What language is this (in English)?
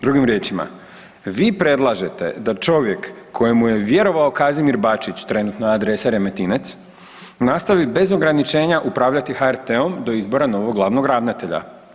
Croatian